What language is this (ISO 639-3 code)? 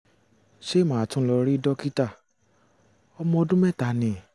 yor